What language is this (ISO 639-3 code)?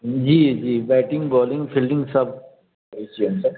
mai